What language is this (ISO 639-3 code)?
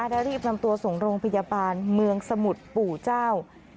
tha